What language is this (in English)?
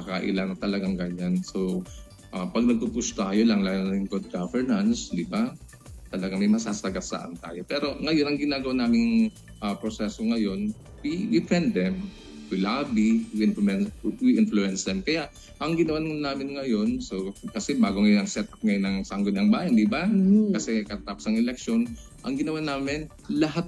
Filipino